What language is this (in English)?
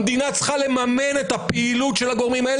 Hebrew